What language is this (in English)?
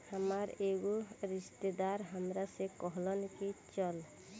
Bhojpuri